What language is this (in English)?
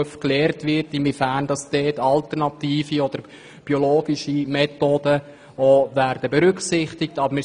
Swiss German